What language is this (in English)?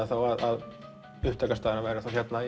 Icelandic